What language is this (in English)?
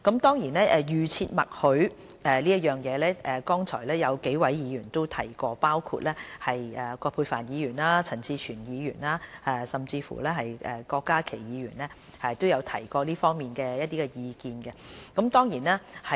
Cantonese